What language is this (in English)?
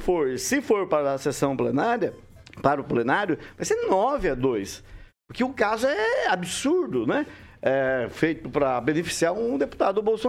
Portuguese